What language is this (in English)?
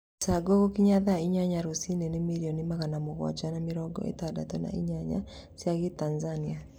Kikuyu